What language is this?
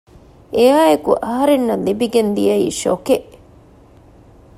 Divehi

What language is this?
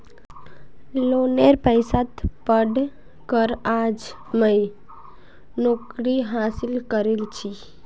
Magahi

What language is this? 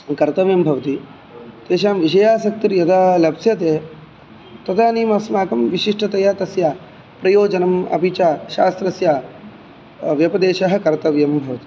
Sanskrit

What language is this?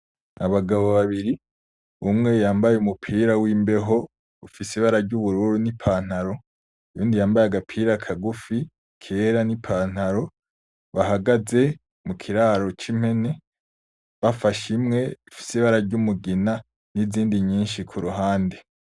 Rundi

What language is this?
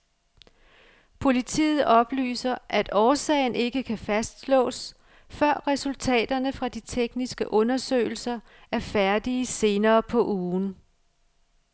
Danish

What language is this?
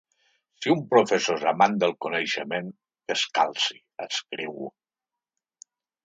Catalan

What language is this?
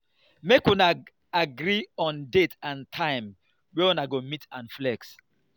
Nigerian Pidgin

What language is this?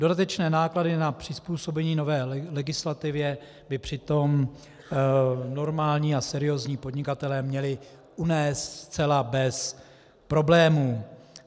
Czech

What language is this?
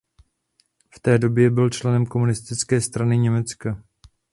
Czech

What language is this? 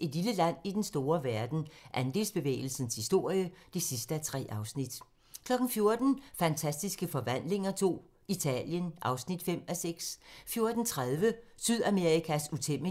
Danish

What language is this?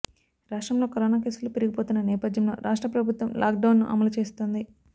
Telugu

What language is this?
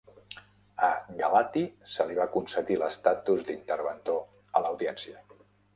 Catalan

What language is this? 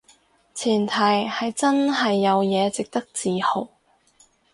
Cantonese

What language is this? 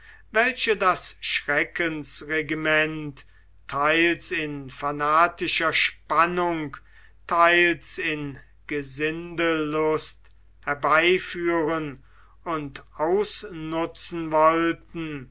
German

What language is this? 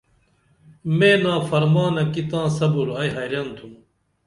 Dameli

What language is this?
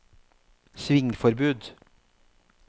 Norwegian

